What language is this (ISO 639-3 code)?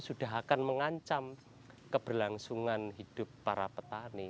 ind